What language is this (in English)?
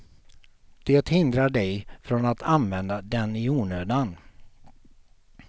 Swedish